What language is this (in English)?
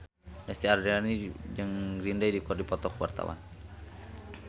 Sundanese